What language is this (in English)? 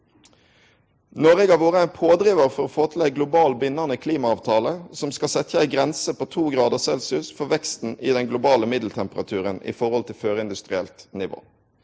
Norwegian